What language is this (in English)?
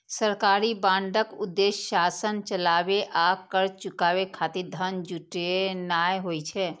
Maithili